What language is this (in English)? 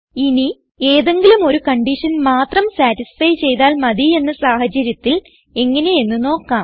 Malayalam